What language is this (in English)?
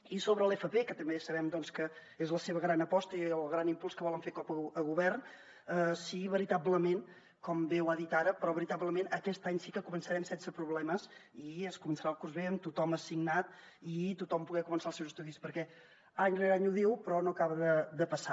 Catalan